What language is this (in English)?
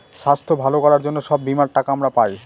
Bangla